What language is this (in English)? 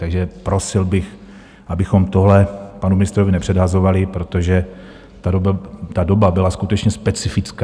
Czech